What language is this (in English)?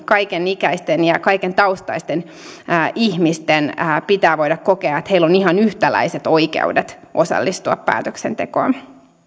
Finnish